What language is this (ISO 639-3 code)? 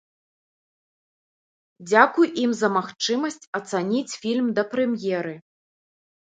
bel